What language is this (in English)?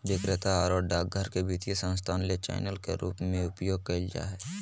Magahi